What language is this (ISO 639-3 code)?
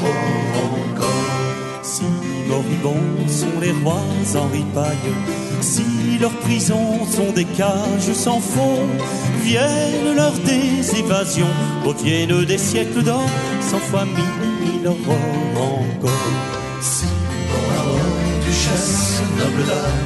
fra